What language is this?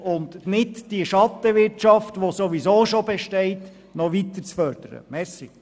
Swiss German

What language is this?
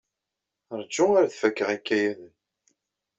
Kabyle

